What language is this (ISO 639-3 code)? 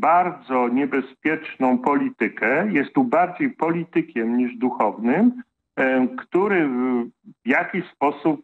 pol